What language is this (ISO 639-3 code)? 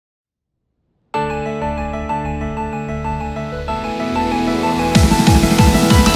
kor